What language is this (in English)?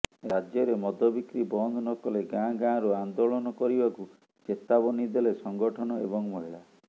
Odia